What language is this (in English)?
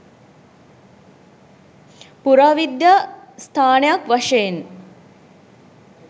Sinhala